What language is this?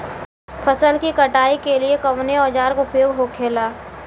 Bhojpuri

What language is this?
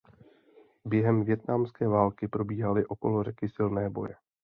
Czech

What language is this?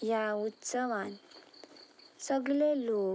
Konkani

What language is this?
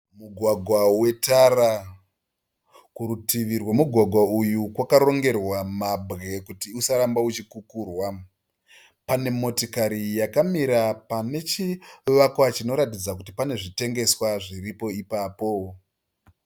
Shona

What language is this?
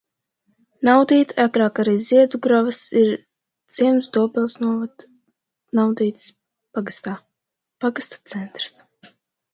Latvian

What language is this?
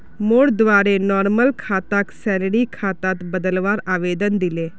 Magahi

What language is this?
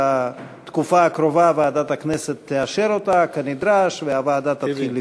Hebrew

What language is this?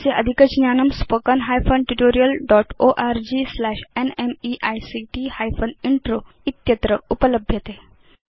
Sanskrit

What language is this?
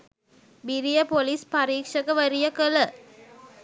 Sinhala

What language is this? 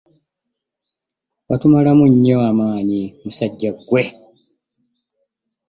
Ganda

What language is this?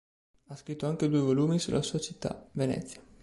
Italian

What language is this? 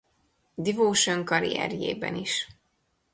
Hungarian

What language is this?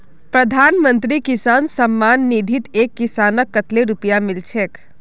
Magahi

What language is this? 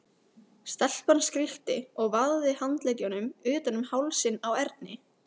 Icelandic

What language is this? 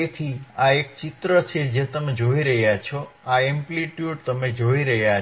Gujarati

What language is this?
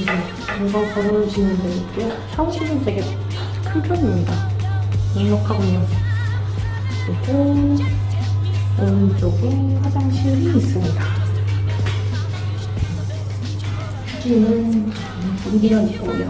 Korean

